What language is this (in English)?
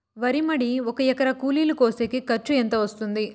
Telugu